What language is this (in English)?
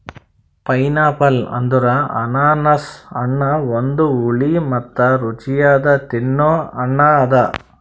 Kannada